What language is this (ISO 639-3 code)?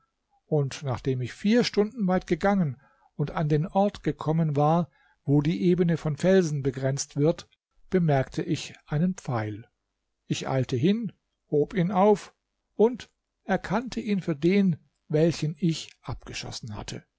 deu